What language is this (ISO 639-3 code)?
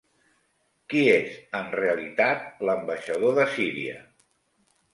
cat